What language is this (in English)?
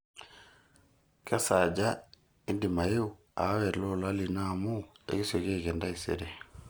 Masai